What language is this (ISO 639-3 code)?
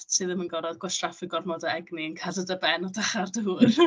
cym